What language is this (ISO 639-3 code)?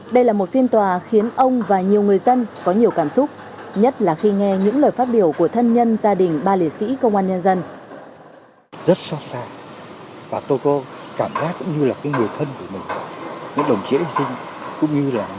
vie